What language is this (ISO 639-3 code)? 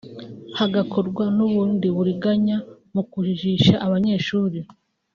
kin